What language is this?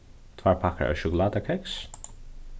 Faroese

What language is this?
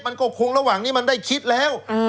Thai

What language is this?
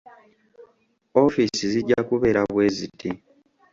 Ganda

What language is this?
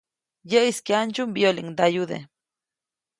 Copainalá Zoque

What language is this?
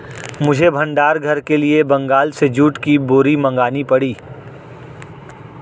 Hindi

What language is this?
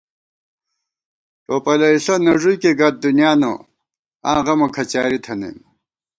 Gawar-Bati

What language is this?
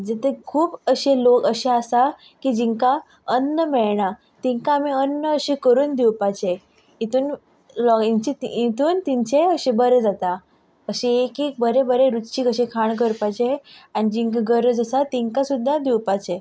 Konkani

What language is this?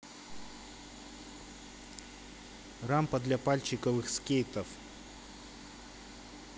Russian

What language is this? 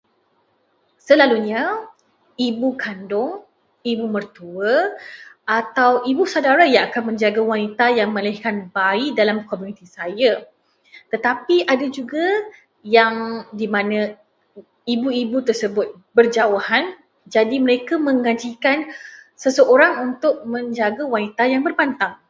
Malay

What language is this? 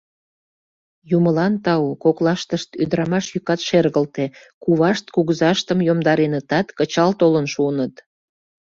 Mari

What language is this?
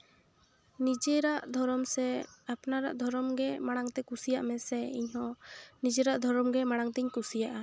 Santali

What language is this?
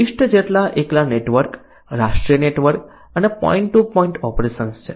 Gujarati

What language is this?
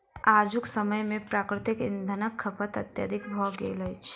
Maithili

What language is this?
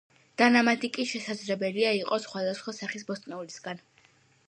Georgian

